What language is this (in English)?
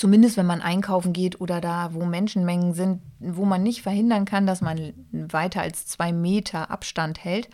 German